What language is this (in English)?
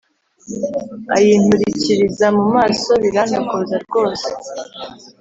Kinyarwanda